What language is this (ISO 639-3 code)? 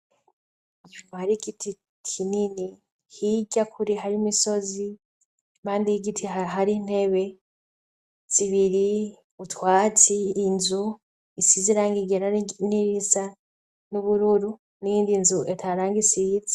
run